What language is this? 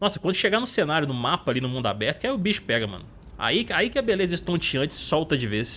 Portuguese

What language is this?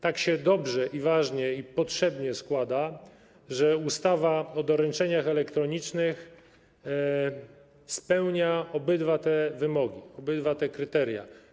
Polish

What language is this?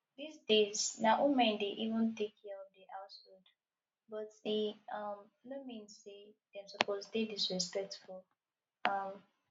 Nigerian Pidgin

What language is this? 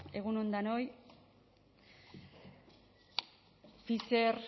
Basque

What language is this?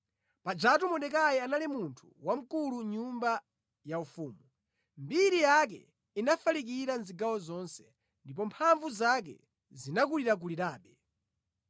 Nyanja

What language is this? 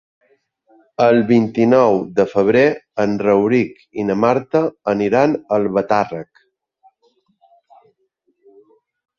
Catalan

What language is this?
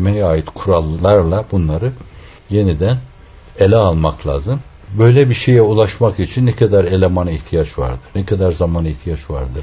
Turkish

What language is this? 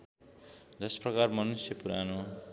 Nepali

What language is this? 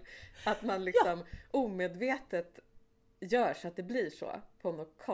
Swedish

